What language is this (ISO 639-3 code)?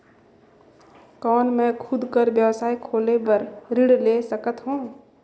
hne